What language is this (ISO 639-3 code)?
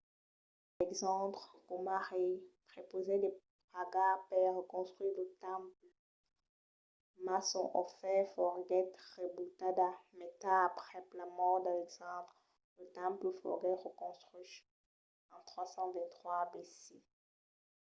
oci